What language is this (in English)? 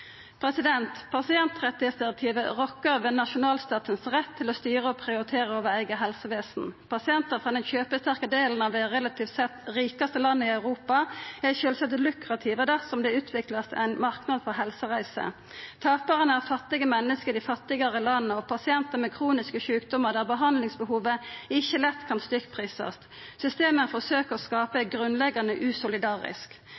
Norwegian Nynorsk